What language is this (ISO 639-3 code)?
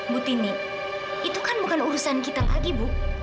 ind